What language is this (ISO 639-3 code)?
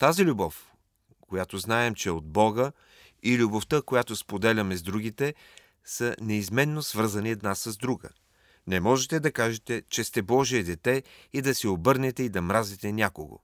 bul